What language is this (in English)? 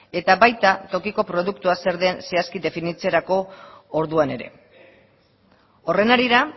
Basque